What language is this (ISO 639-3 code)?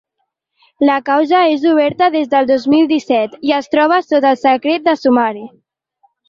cat